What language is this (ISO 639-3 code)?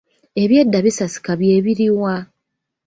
lug